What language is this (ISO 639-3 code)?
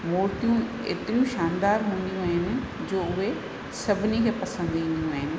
snd